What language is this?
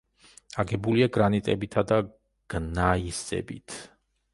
Georgian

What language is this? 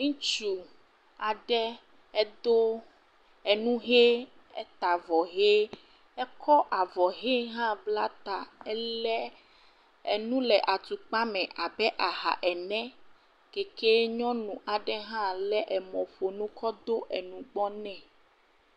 Ewe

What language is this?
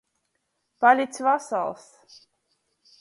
Latgalian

